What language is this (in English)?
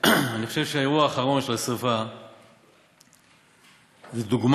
Hebrew